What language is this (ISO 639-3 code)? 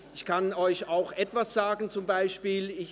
gsw